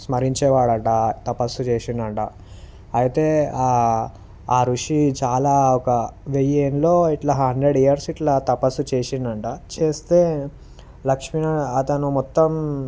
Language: Telugu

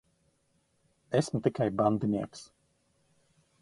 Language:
Latvian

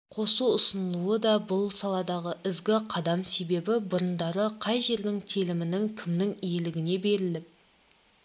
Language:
Kazakh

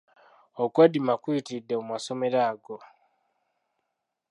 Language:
Ganda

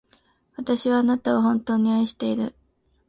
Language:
Japanese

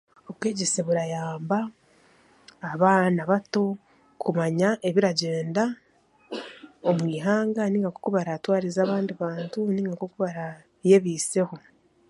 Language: Chiga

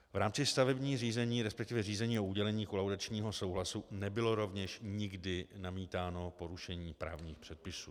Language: Czech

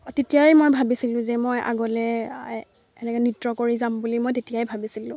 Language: Assamese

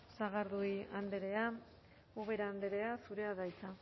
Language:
Basque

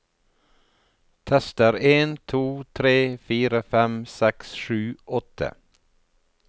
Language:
Norwegian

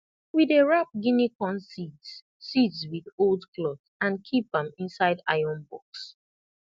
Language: Nigerian Pidgin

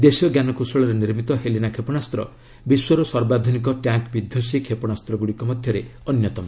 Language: Odia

